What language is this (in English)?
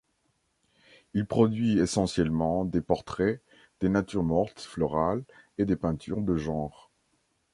French